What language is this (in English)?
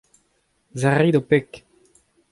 Breton